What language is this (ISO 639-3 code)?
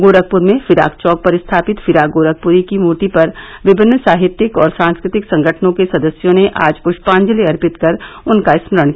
hin